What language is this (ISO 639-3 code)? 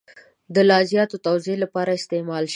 pus